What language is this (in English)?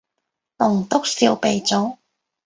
Cantonese